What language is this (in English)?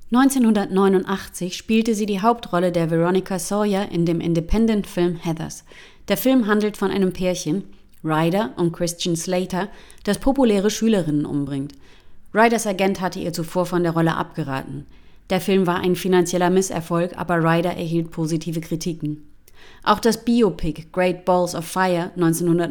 German